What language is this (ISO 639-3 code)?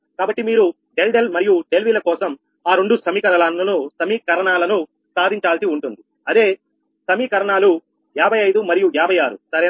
tel